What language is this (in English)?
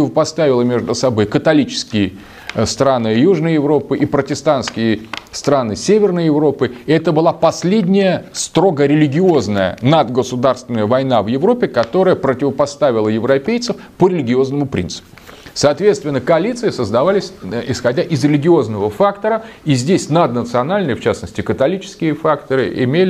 Russian